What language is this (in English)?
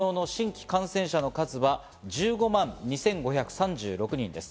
Japanese